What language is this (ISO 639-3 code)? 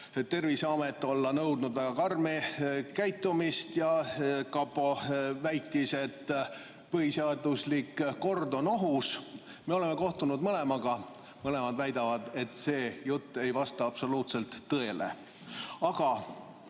est